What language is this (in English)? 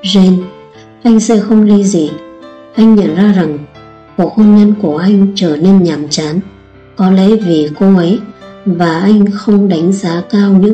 Vietnamese